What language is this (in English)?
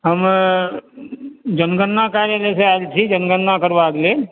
Maithili